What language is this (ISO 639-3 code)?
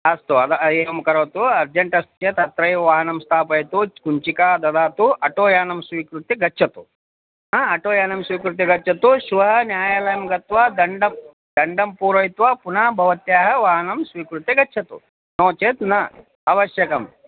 san